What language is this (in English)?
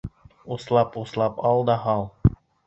Bashkir